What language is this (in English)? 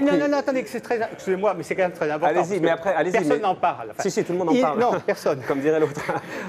French